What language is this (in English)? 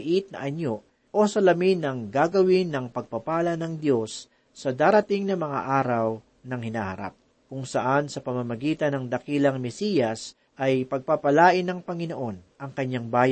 Filipino